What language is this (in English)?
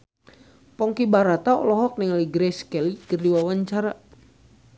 Sundanese